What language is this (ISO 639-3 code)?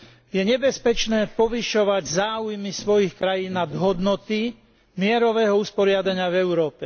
slk